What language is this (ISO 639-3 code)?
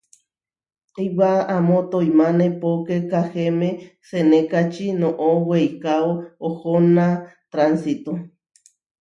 var